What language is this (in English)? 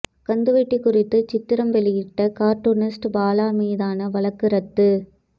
Tamil